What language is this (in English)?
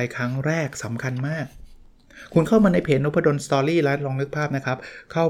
Thai